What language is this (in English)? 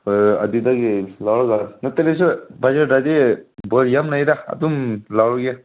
Manipuri